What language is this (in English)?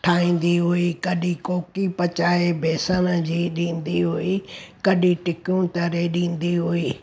Sindhi